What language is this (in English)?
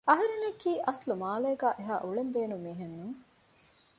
Divehi